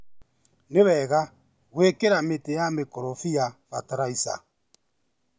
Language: Kikuyu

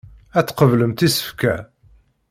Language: Kabyle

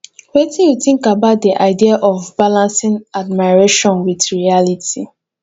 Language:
Nigerian Pidgin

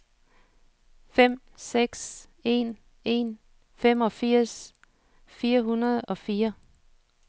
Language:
Danish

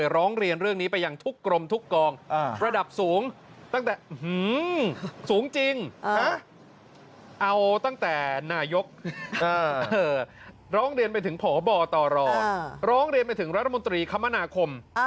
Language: Thai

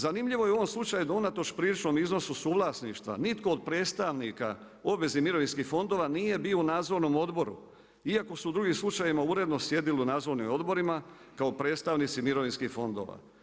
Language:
Croatian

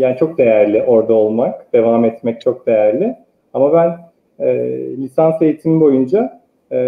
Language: Turkish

